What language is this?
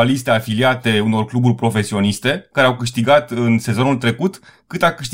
Romanian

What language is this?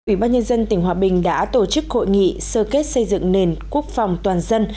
Vietnamese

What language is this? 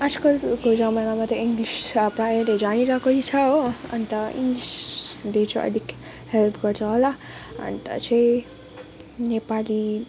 Nepali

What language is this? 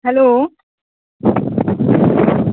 Maithili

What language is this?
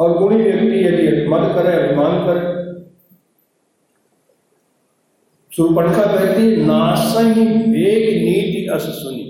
Hindi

